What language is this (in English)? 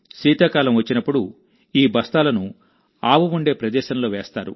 Telugu